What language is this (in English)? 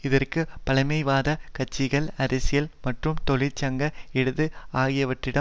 Tamil